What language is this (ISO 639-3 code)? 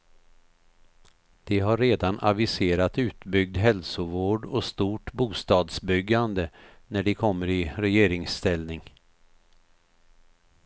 swe